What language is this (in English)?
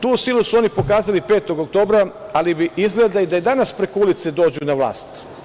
Serbian